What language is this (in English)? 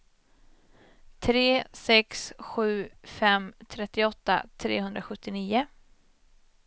Swedish